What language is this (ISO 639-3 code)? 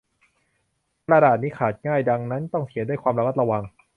tha